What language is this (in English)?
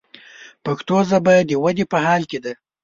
Pashto